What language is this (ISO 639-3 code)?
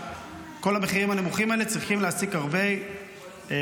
heb